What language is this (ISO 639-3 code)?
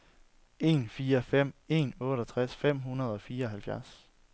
dan